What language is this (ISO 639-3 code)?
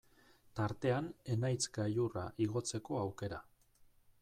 eus